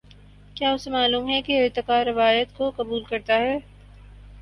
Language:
Urdu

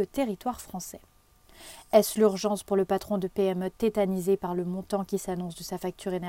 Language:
French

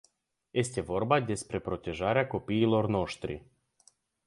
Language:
Romanian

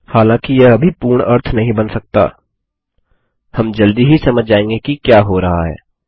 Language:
Hindi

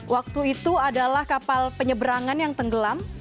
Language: Indonesian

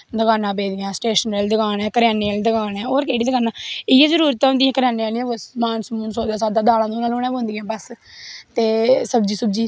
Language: Dogri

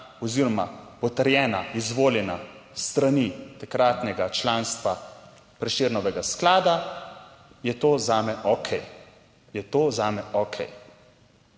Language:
Slovenian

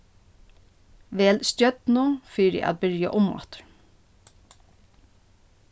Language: Faroese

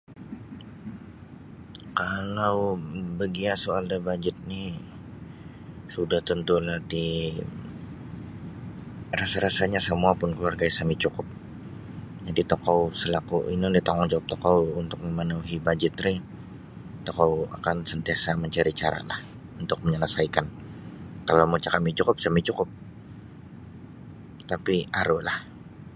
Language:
Sabah Bisaya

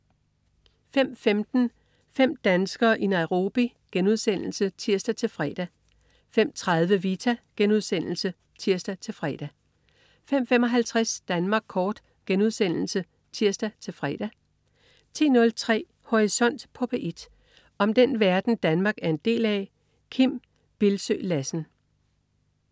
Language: Danish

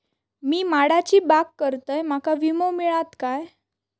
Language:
Marathi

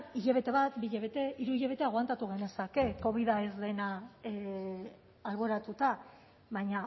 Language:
Basque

